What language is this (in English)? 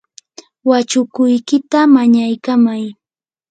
Yanahuanca Pasco Quechua